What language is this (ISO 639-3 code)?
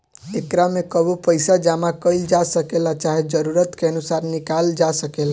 bho